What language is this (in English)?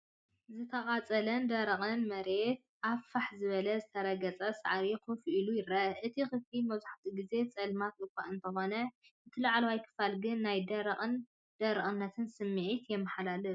Tigrinya